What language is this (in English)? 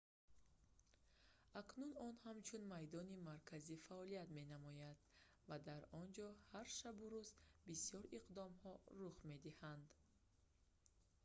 Tajik